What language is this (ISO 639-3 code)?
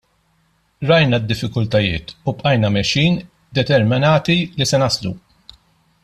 mlt